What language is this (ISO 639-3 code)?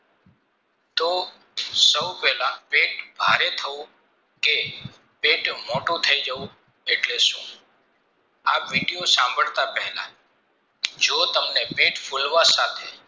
guj